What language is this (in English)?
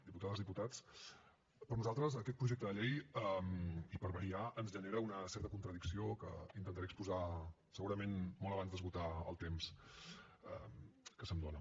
Catalan